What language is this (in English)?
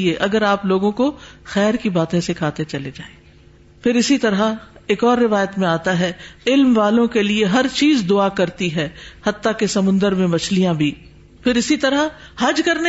Urdu